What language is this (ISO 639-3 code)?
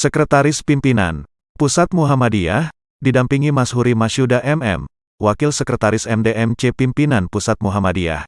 ind